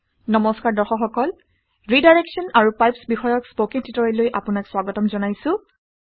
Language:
Assamese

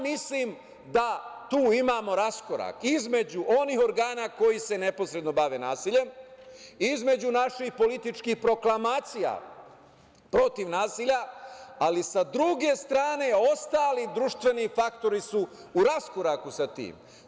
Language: Serbian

